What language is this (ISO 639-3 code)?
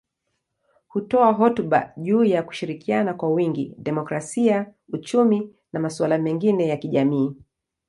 swa